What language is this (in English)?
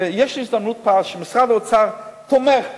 Hebrew